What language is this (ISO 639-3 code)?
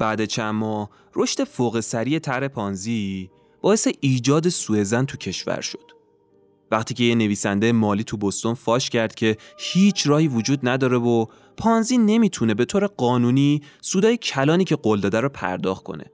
fas